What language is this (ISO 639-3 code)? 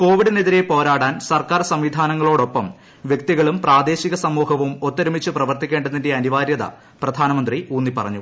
mal